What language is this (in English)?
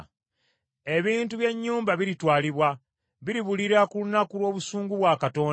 Ganda